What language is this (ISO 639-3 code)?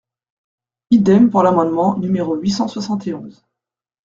fra